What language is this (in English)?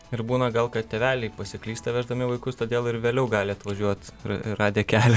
Lithuanian